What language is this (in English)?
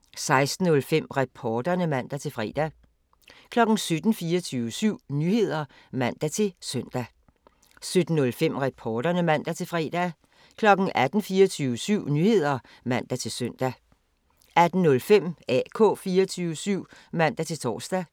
Danish